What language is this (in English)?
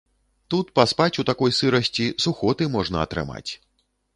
Belarusian